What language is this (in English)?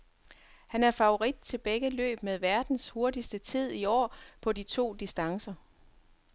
Danish